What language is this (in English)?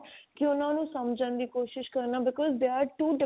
Punjabi